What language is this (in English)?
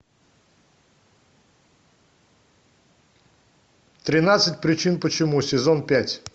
Russian